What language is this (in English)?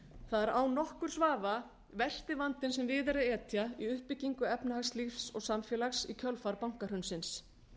Icelandic